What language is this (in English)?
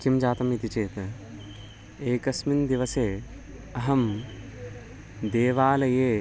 Sanskrit